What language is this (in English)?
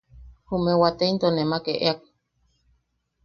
Yaqui